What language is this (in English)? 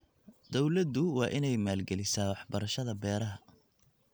Somali